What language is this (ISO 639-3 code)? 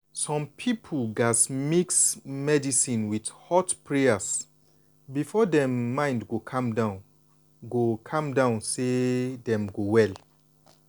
pcm